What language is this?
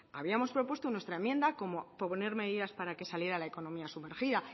Spanish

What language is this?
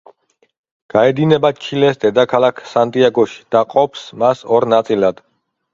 Georgian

